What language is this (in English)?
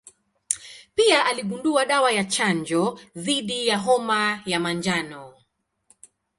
Swahili